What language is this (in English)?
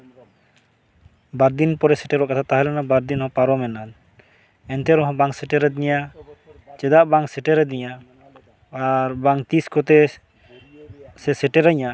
Santali